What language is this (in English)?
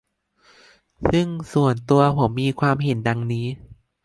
Thai